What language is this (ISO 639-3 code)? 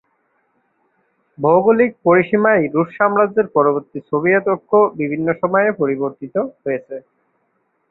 ben